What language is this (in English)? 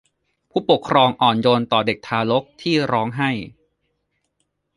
Thai